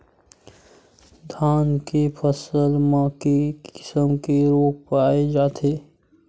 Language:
Chhattisgarhi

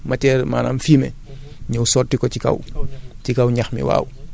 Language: Wolof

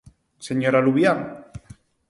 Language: Galician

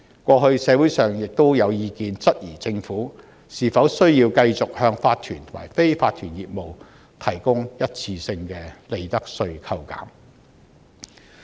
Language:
Cantonese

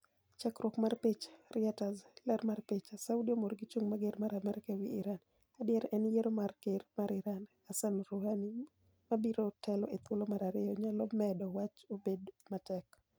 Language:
Luo (Kenya and Tanzania)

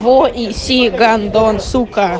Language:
Russian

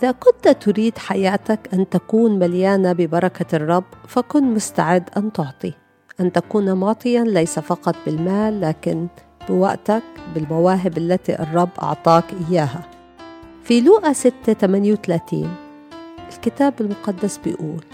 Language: Arabic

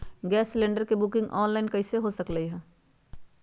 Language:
Magahi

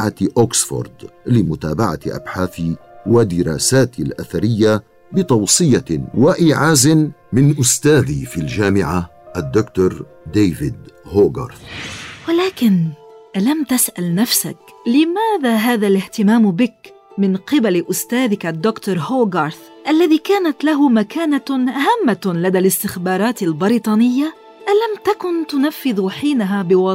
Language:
Arabic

